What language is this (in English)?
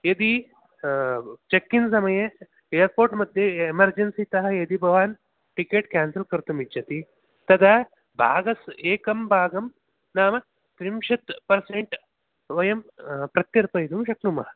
Sanskrit